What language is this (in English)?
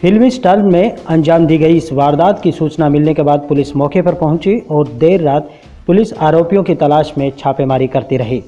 Hindi